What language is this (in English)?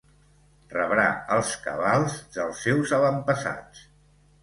Catalan